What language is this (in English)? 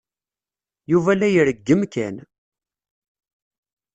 Kabyle